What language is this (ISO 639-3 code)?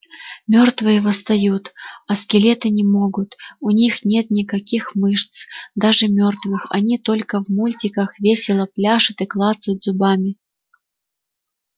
rus